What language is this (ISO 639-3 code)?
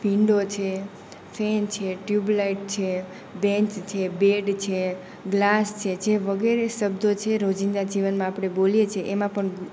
guj